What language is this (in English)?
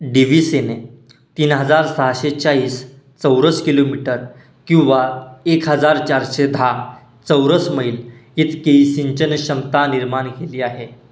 Marathi